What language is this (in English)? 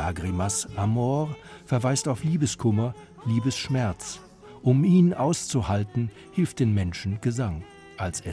German